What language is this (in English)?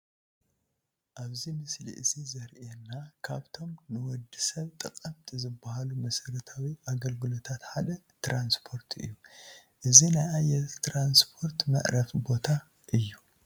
Tigrinya